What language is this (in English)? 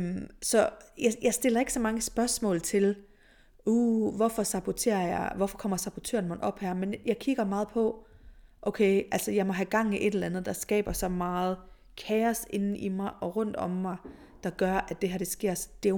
Danish